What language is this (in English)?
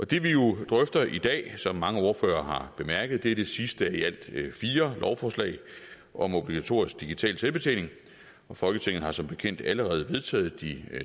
Danish